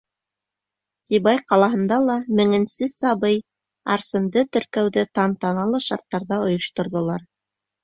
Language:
Bashkir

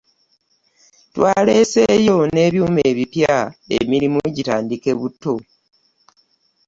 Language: Ganda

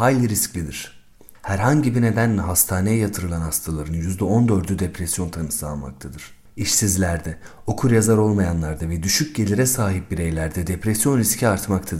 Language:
Turkish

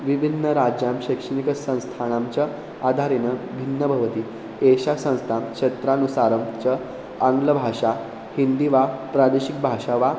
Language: Sanskrit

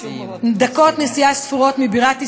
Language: Hebrew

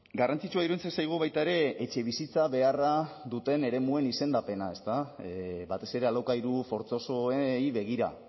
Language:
Basque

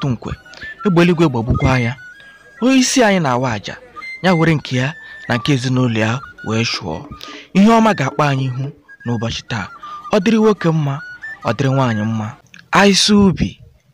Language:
Indonesian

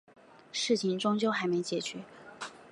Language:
Chinese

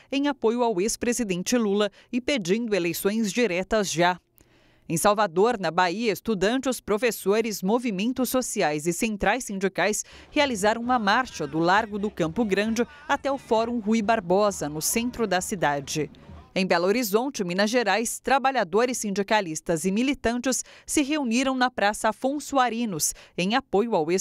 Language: Portuguese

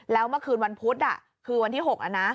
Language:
Thai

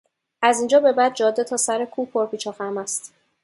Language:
Persian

